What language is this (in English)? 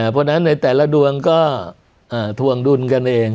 Thai